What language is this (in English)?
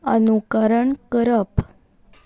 Konkani